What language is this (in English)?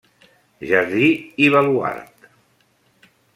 Catalan